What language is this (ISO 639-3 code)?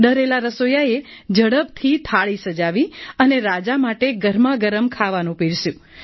guj